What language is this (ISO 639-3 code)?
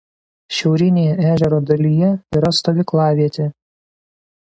lit